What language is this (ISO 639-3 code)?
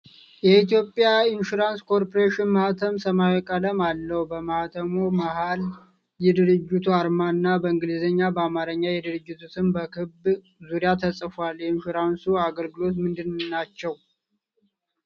amh